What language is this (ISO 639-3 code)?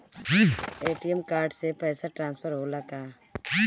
bho